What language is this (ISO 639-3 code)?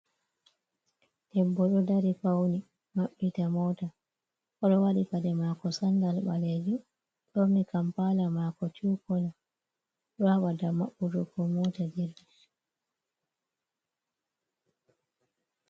ful